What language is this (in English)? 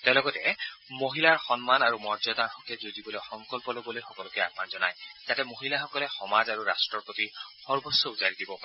Assamese